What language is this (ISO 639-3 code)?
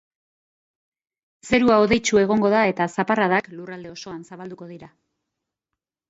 eus